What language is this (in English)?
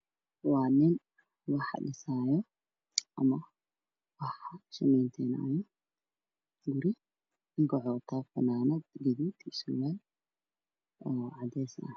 Somali